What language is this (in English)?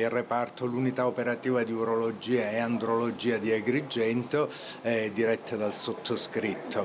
Italian